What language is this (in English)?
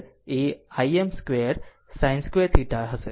Gujarati